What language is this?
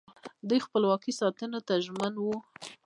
Pashto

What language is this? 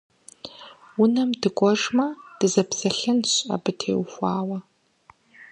Kabardian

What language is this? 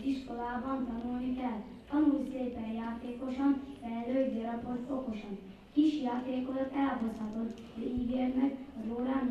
Hungarian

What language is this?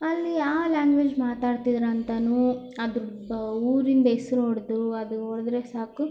Kannada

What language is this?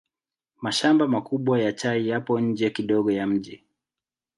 Swahili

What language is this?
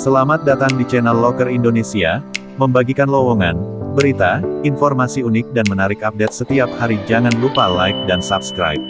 Indonesian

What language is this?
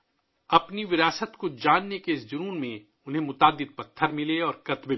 Urdu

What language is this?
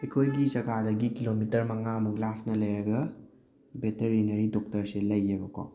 Manipuri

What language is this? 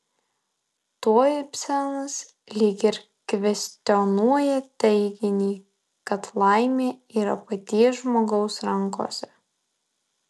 Lithuanian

